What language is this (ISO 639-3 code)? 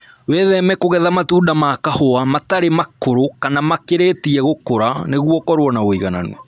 kik